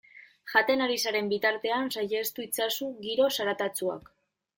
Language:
Basque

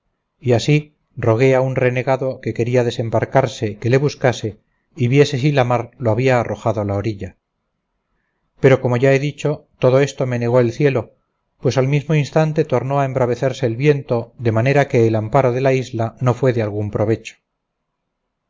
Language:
Spanish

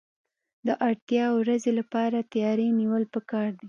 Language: Pashto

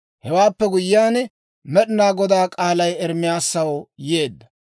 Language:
Dawro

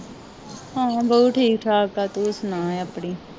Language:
Punjabi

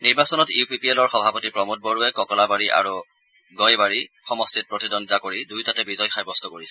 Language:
Assamese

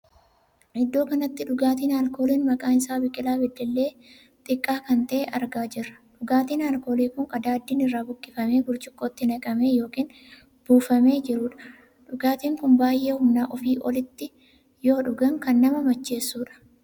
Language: Oromo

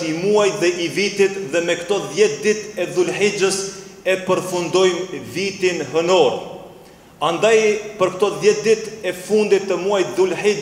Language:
Romanian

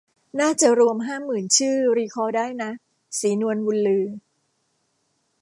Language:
Thai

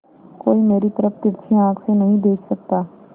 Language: Hindi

